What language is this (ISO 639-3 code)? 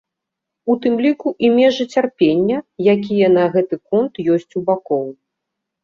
bel